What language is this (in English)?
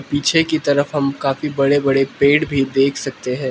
Hindi